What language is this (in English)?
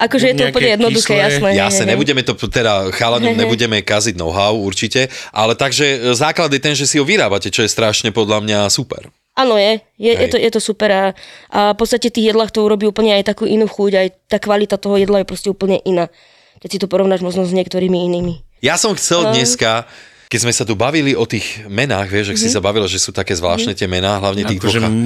Slovak